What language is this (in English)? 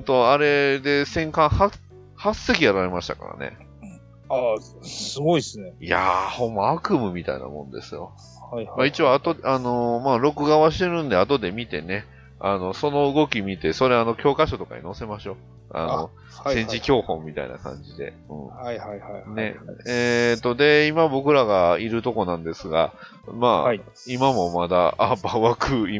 Japanese